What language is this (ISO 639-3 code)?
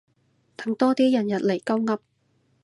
yue